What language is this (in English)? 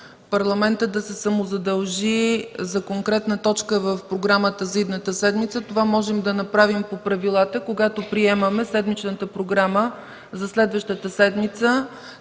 Bulgarian